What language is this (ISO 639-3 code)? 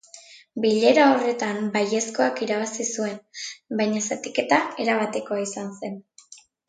eus